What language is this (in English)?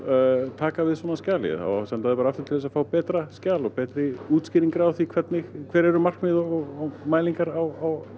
Icelandic